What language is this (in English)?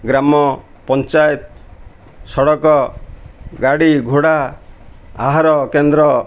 Odia